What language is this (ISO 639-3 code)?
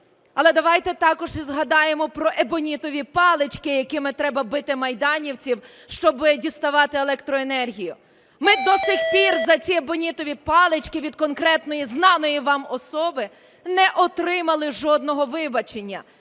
ukr